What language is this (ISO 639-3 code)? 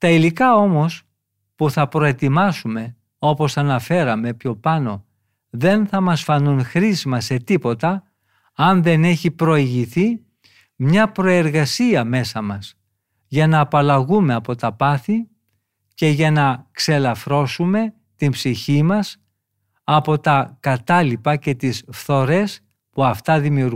ell